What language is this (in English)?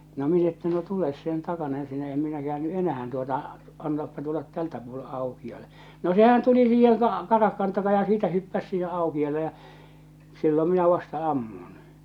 Finnish